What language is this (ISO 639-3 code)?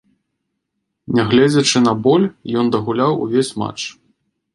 bel